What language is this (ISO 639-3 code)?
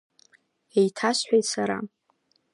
abk